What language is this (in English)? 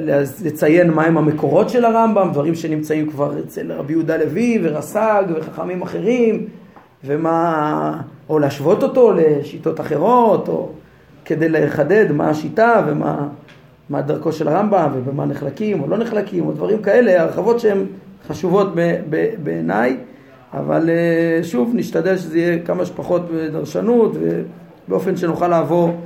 Hebrew